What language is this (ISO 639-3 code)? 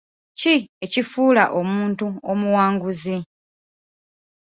lug